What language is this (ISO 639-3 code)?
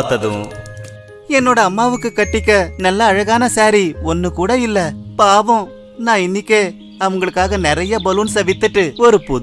hin